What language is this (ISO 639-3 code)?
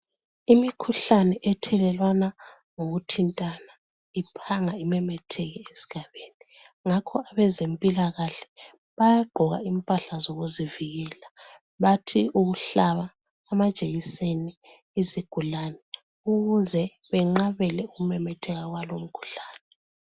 nde